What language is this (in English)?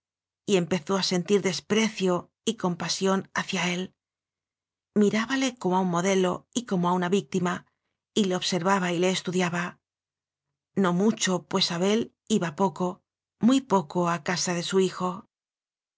Spanish